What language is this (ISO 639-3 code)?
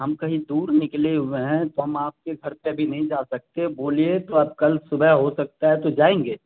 urd